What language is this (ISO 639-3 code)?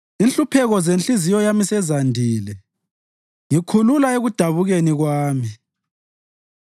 nde